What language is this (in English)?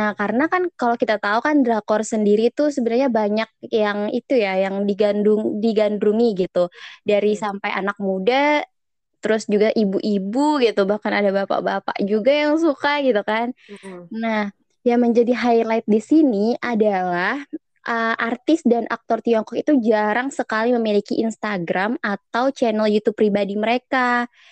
Indonesian